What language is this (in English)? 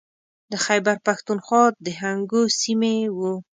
Pashto